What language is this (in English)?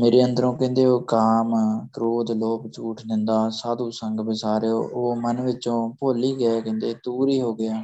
Punjabi